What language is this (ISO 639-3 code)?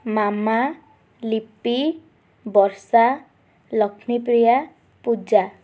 ori